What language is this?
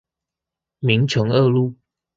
Chinese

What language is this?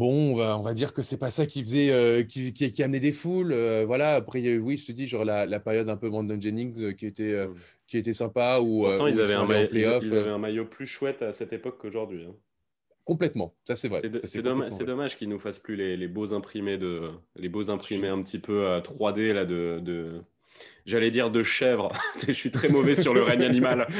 French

